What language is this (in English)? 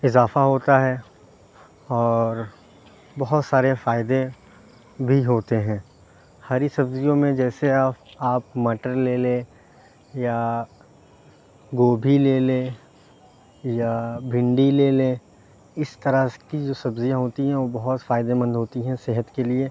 Urdu